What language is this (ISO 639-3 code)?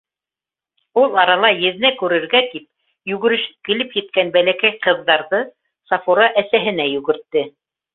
bak